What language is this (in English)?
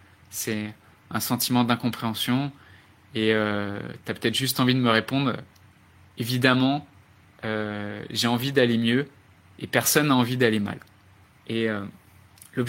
French